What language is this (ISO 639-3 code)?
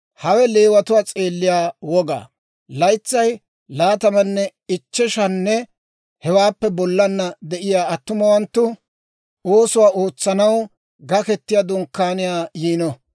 dwr